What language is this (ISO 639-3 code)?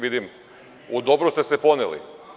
srp